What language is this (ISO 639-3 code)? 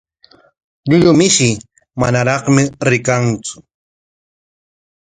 qwa